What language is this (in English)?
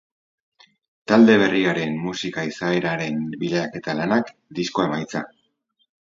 Basque